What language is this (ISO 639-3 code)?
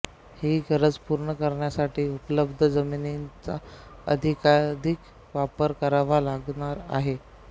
mar